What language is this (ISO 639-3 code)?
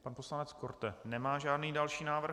ces